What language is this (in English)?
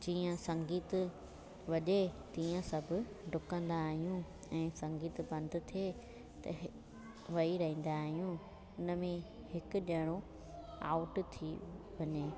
Sindhi